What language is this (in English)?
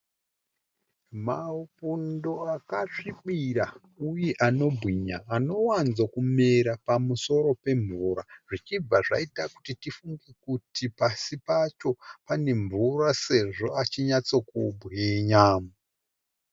Shona